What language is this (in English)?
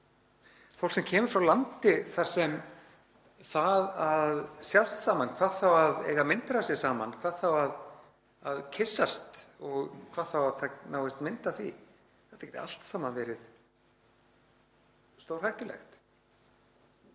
Icelandic